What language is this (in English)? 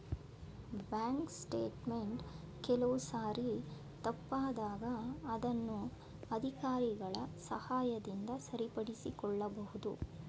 Kannada